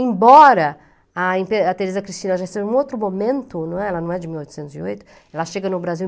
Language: Portuguese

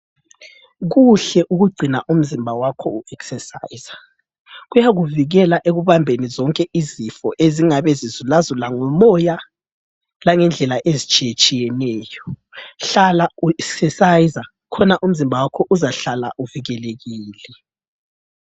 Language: North Ndebele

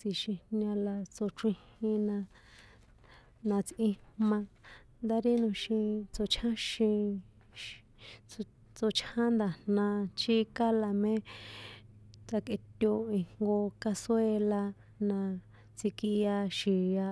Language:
San Juan Atzingo Popoloca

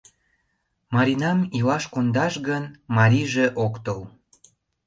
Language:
Mari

